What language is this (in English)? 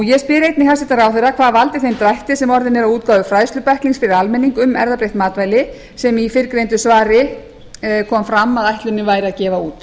Icelandic